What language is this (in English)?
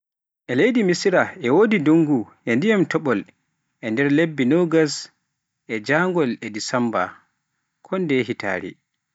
Pular